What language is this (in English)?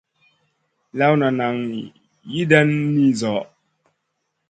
Masana